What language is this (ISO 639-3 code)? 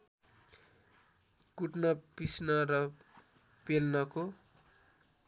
nep